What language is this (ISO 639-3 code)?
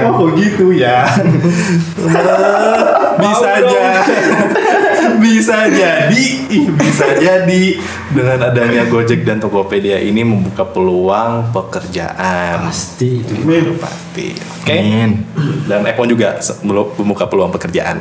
ind